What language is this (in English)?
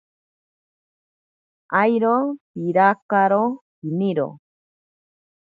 Ashéninka Perené